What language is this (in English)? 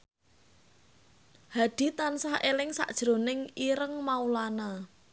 Javanese